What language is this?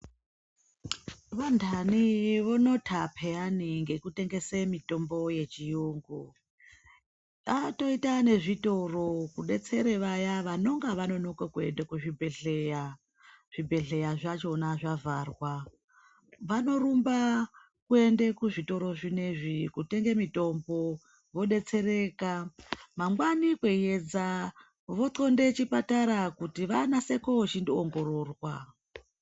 Ndau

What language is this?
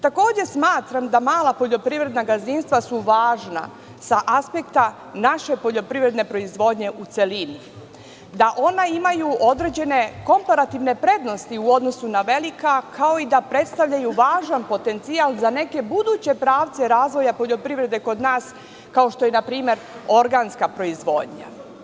Serbian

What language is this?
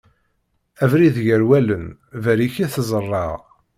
Kabyle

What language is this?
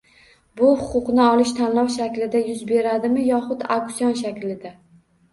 Uzbek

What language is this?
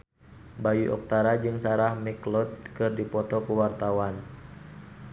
Sundanese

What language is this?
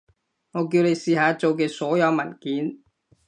Cantonese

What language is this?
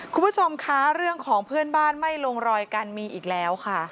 Thai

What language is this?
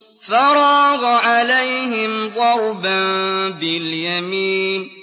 Arabic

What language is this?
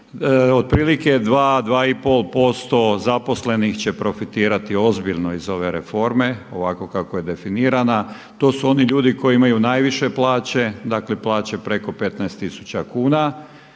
Croatian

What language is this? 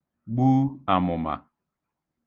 Igbo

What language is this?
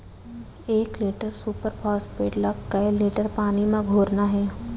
Chhattisgarhi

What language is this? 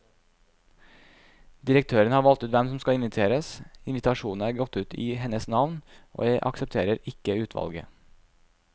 Norwegian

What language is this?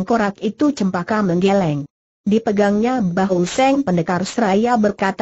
Indonesian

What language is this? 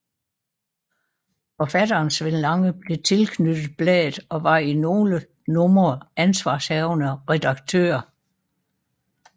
Danish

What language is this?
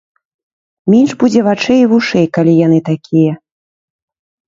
Belarusian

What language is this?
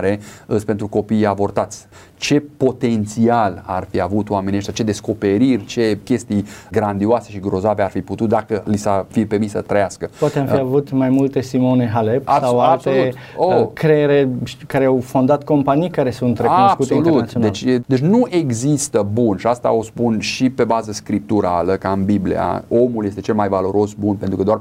Romanian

